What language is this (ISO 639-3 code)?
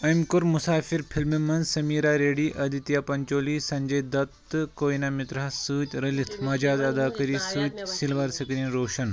kas